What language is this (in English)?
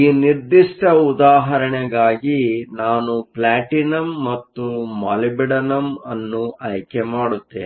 Kannada